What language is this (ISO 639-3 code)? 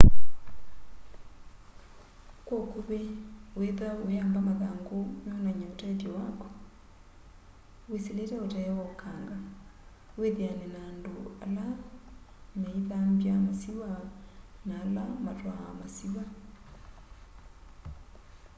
kam